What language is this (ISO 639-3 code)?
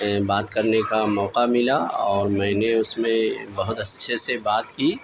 urd